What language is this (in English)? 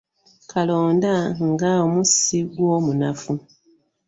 Ganda